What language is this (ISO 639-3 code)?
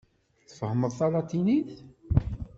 kab